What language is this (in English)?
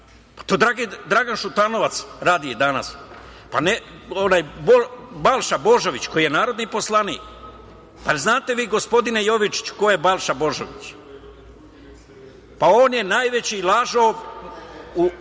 Serbian